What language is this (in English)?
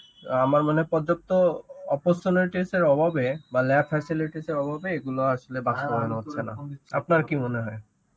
Bangla